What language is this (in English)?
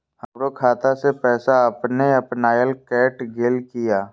Maithili